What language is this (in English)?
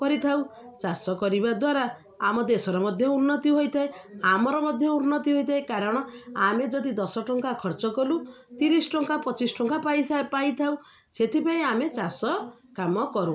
Odia